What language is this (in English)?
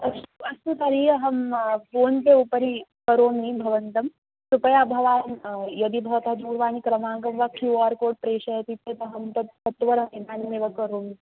Sanskrit